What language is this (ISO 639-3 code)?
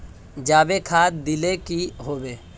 mag